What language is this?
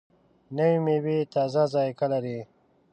Pashto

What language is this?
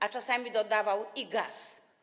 Polish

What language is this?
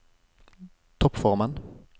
Norwegian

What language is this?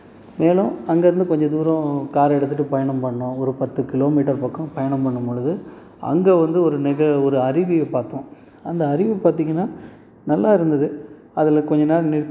Tamil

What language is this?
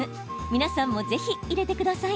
Japanese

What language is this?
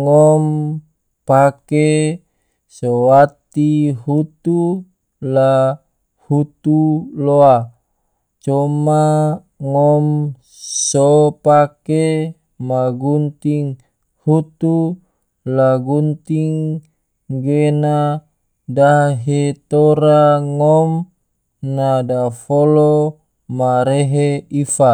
Tidore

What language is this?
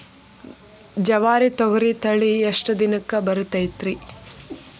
Kannada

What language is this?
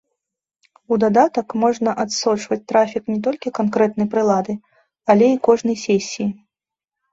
Belarusian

